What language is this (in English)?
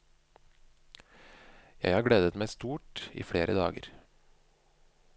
Norwegian